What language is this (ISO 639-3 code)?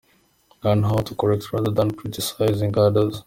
kin